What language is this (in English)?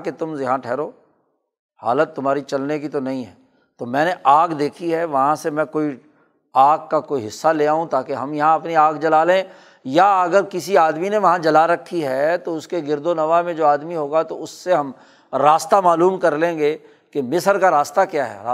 Urdu